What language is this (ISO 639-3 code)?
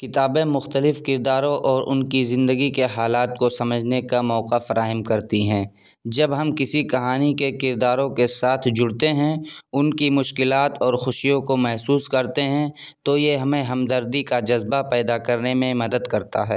urd